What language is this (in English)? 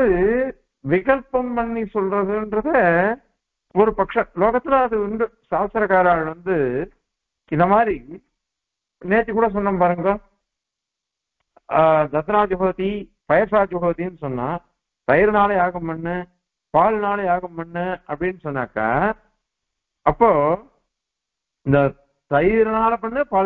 Arabic